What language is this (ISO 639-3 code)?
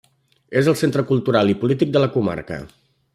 cat